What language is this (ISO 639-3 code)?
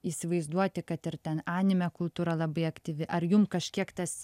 lit